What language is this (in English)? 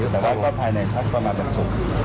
Thai